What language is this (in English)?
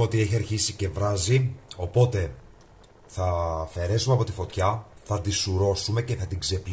Greek